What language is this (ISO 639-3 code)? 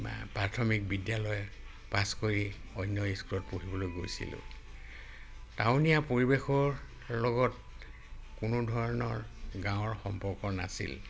asm